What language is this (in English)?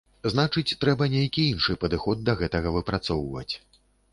Belarusian